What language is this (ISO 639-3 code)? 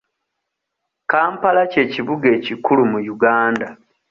lug